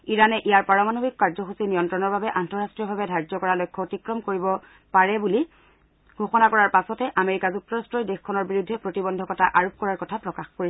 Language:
Assamese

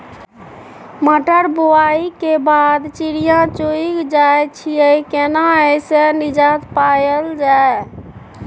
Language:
Maithili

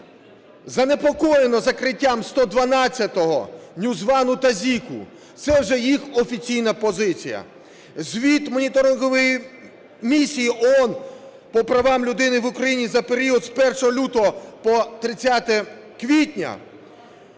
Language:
Ukrainian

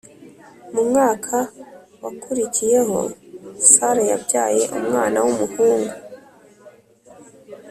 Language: Kinyarwanda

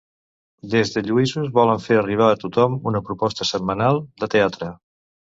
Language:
Catalan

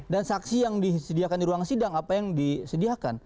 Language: Indonesian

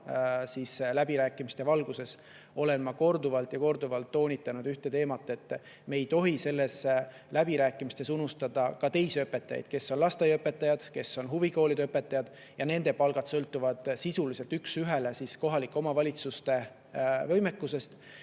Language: Estonian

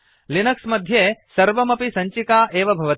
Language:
Sanskrit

